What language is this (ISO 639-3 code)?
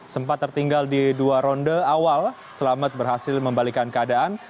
ind